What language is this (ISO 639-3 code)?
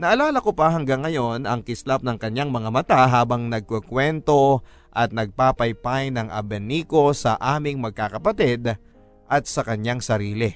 fil